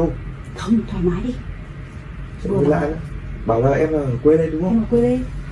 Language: Vietnamese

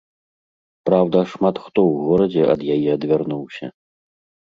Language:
Belarusian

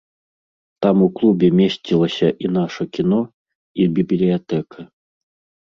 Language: Belarusian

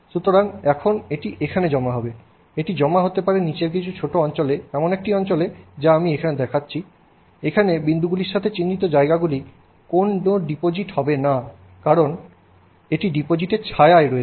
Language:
Bangla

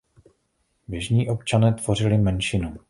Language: Czech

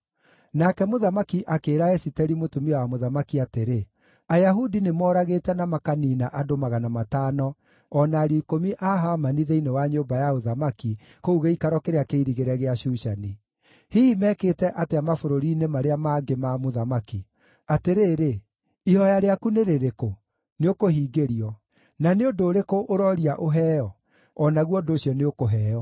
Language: Kikuyu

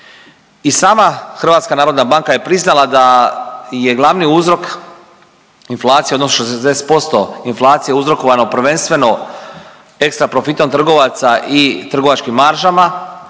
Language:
Croatian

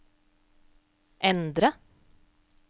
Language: Norwegian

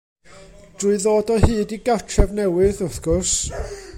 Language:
Welsh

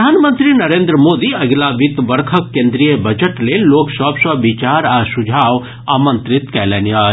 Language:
Maithili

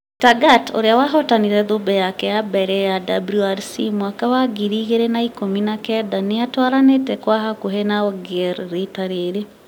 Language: Kikuyu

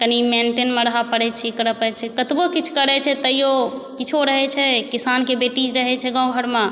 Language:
Maithili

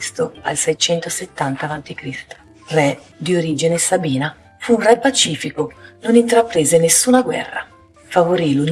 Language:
Italian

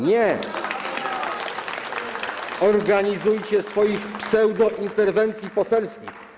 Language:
Polish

